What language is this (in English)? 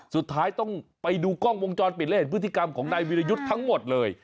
Thai